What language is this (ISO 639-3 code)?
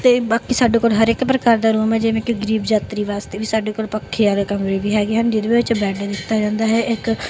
pan